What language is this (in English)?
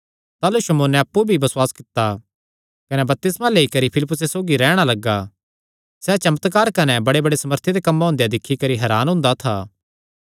Kangri